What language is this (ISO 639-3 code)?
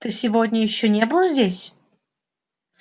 rus